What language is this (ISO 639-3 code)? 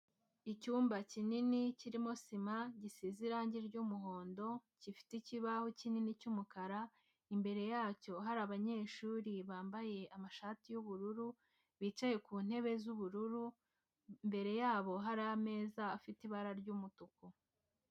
kin